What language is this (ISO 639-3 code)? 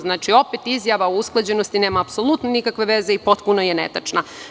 srp